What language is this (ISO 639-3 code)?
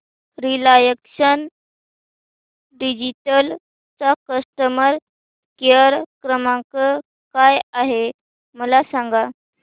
mar